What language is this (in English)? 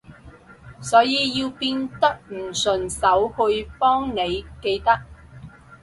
Cantonese